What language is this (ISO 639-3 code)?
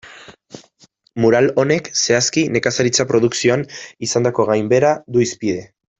eus